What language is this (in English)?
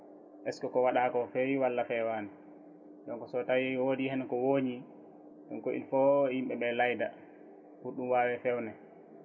Fula